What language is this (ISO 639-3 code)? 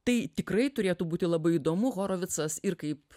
lit